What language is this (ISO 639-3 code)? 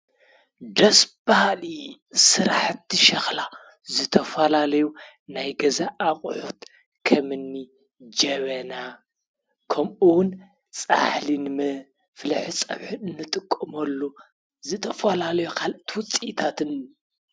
tir